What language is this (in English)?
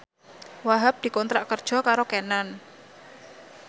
Javanese